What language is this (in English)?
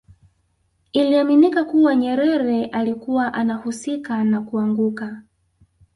Swahili